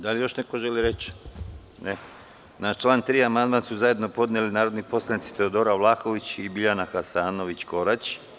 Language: Serbian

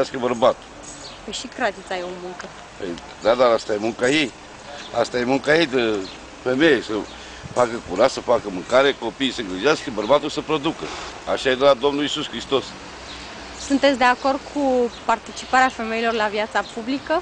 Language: Romanian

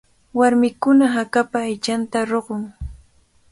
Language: Cajatambo North Lima Quechua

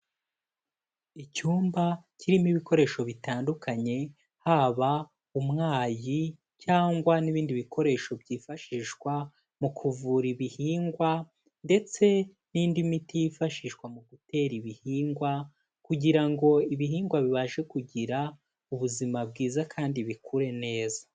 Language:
Kinyarwanda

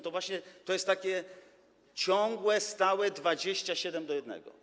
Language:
Polish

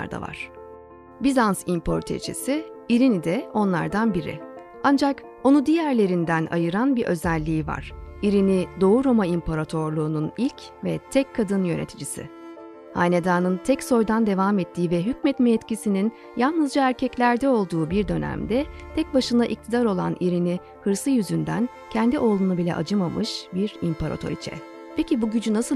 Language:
Turkish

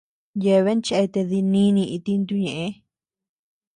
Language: Tepeuxila Cuicatec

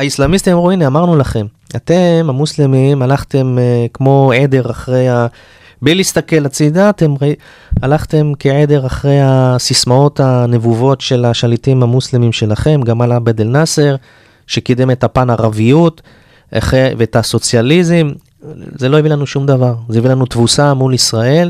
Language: Hebrew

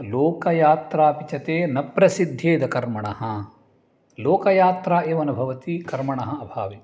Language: Sanskrit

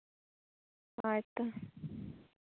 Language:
Santali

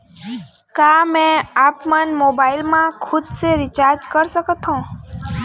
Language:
Chhattisgarhi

